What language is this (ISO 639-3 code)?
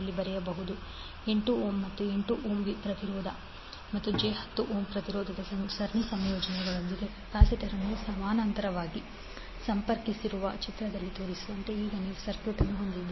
kan